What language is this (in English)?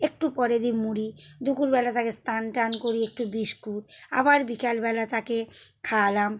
Bangla